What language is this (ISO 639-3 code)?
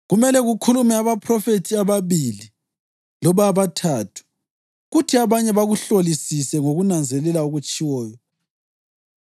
nde